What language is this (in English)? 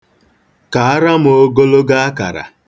Igbo